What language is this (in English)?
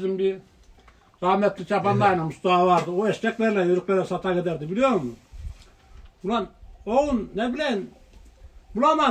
Turkish